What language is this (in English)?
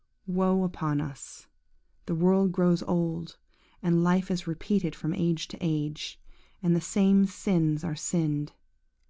English